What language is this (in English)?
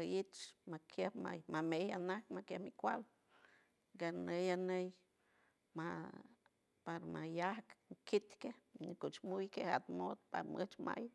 San Francisco Del Mar Huave